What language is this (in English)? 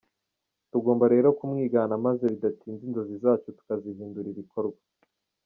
Kinyarwanda